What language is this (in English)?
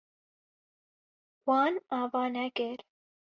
Kurdish